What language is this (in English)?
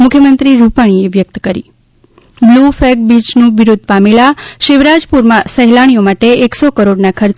Gujarati